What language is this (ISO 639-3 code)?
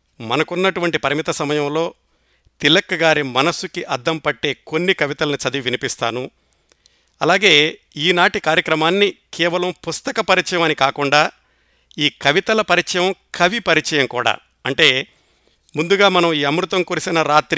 tel